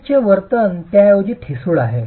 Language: Marathi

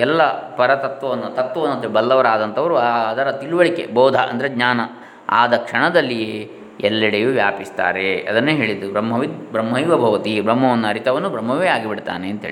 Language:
Kannada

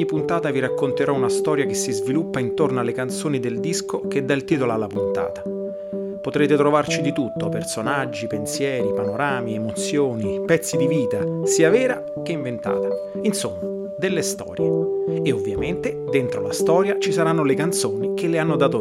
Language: Italian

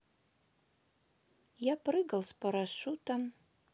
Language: Russian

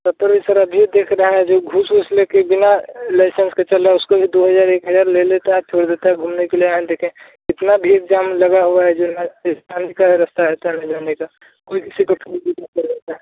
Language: Hindi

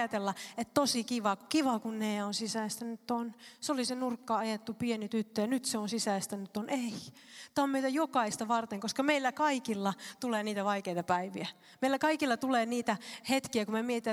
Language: Finnish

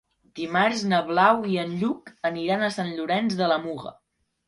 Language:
Catalan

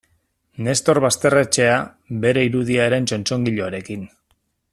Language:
Basque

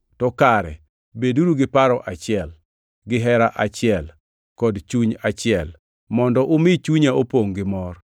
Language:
Luo (Kenya and Tanzania)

